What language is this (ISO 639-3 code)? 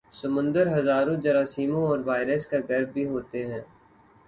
urd